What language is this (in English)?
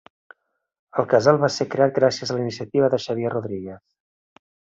Catalan